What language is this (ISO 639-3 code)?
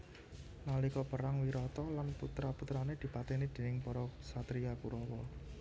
jav